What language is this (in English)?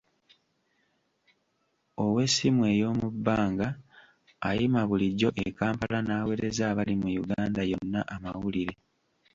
Ganda